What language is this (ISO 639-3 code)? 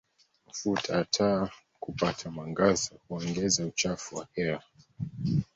swa